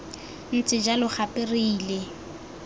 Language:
Tswana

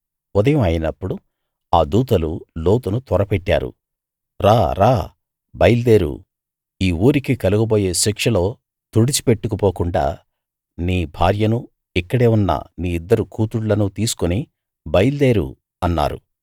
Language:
Telugu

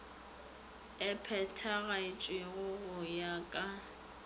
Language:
Northern Sotho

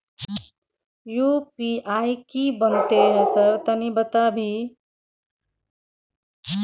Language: Maithili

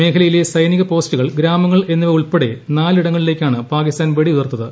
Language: Malayalam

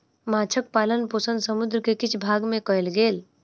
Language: Maithili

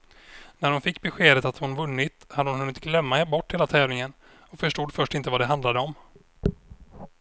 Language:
Swedish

